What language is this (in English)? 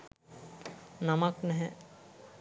Sinhala